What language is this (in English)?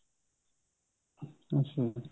Punjabi